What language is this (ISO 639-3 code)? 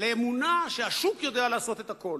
heb